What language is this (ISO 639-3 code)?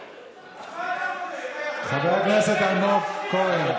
heb